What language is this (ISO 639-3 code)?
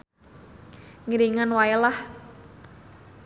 sun